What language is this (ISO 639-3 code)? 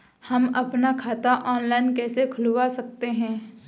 hin